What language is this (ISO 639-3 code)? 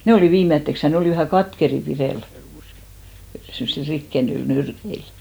fin